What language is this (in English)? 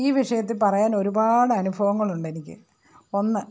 Malayalam